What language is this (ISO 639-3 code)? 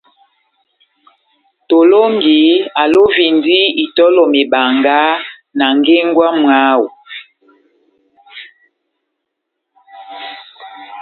bnm